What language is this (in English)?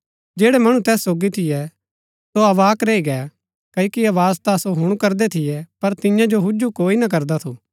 Gaddi